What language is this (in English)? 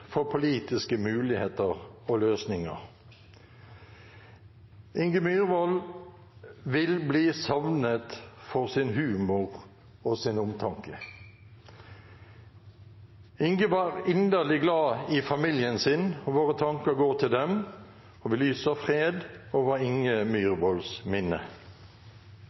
Norwegian Bokmål